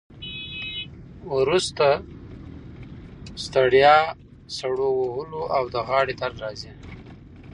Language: Pashto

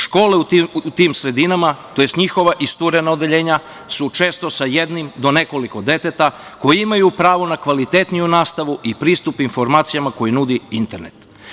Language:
Serbian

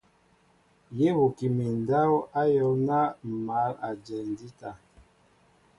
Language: Mbo (Cameroon)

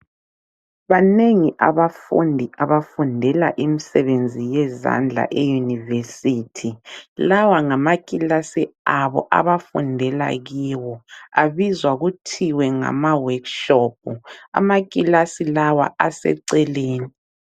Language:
North Ndebele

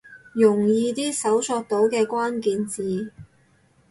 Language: Cantonese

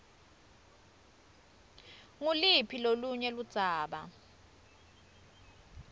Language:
Swati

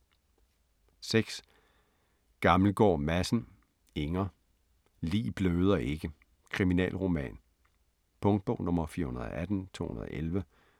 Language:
Danish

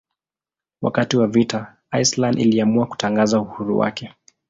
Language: Swahili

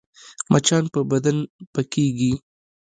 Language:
Pashto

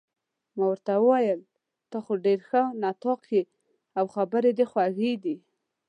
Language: Pashto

